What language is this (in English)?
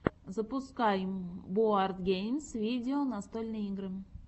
Russian